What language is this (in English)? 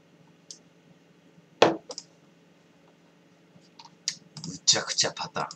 Japanese